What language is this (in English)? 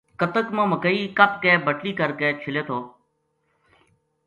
Gujari